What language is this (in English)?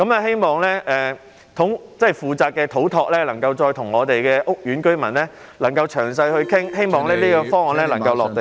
Cantonese